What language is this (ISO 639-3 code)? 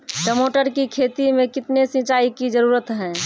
mai